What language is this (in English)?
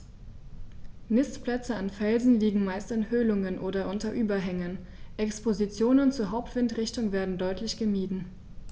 German